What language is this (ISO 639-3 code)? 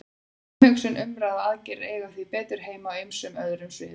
isl